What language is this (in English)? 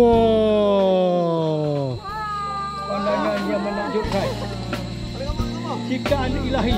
Malay